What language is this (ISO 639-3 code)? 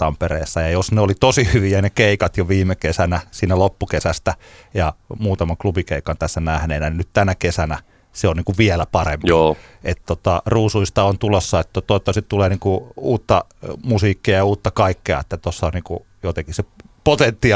fin